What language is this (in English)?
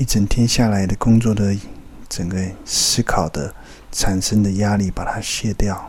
Chinese